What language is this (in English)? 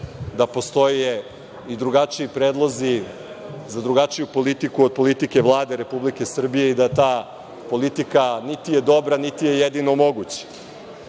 Serbian